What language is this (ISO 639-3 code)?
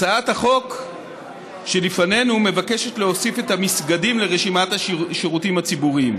heb